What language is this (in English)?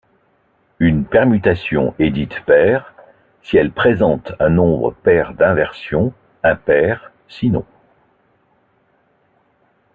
French